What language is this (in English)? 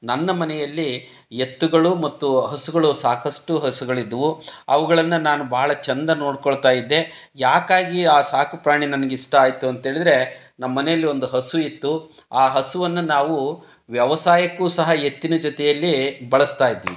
Kannada